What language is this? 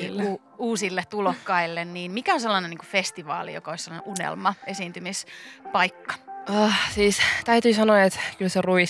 Finnish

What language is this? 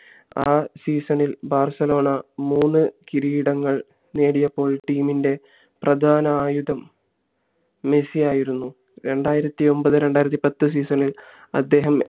Malayalam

